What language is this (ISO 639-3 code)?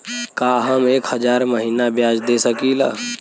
bho